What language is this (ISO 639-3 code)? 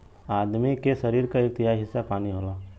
bho